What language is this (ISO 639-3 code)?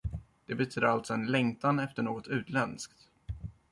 swe